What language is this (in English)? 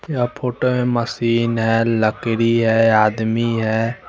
Hindi